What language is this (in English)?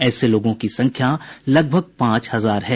Hindi